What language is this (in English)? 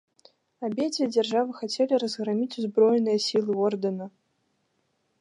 Belarusian